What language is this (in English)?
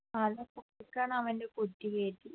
Malayalam